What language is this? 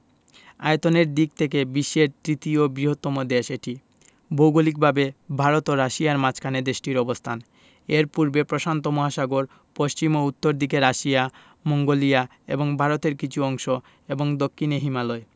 Bangla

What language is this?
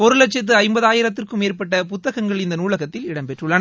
Tamil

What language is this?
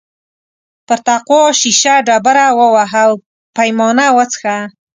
Pashto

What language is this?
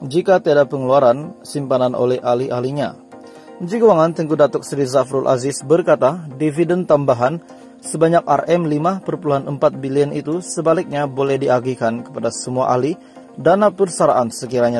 Indonesian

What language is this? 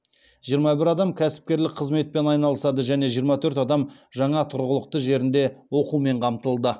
Kazakh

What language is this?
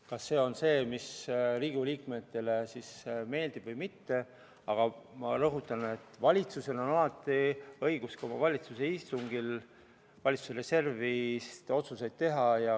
Estonian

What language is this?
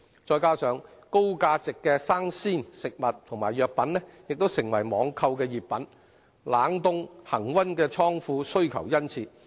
Cantonese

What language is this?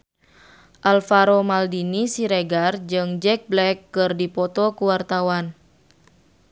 Sundanese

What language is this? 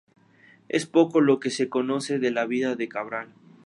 Spanish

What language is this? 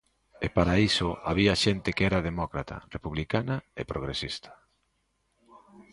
Galician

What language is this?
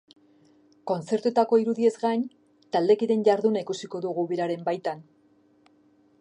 Basque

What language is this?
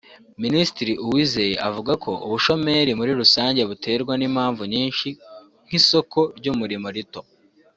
Kinyarwanda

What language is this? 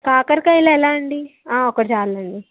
Telugu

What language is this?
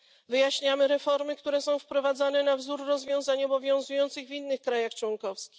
Polish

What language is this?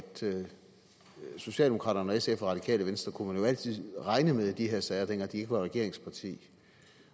Danish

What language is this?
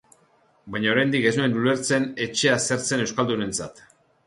Basque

